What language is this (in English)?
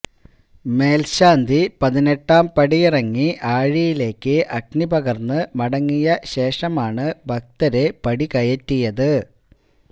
Malayalam